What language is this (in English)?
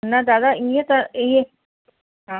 Sindhi